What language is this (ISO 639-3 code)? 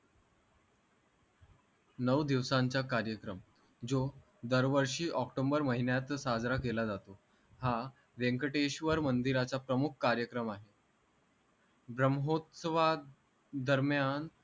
mar